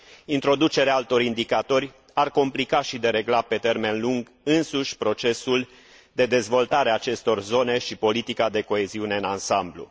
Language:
Romanian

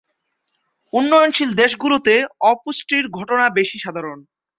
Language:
Bangla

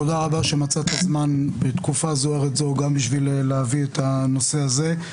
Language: Hebrew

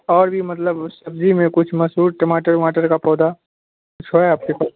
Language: Urdu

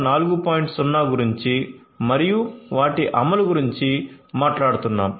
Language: Telugu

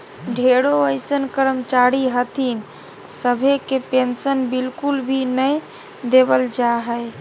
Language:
Magahi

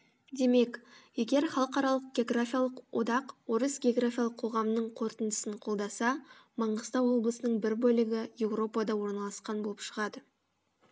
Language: Kazakh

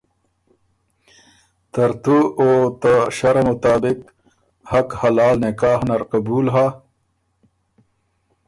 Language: Ormuri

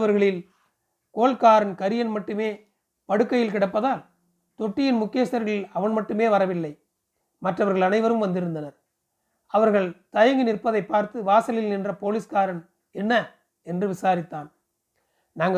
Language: Tamil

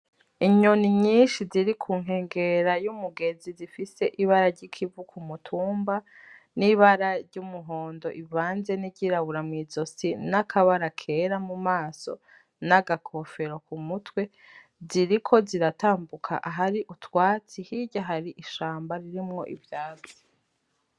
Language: Rundi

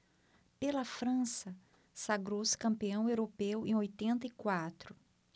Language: Portuguese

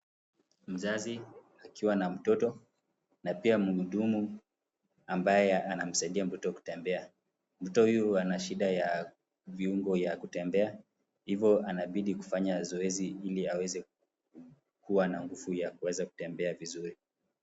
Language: Swahili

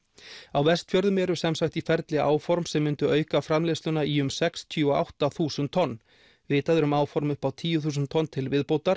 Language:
Icelandic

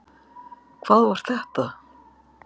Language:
Icelandic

